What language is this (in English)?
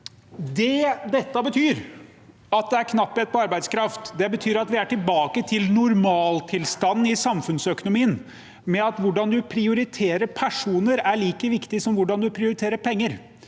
Norwegian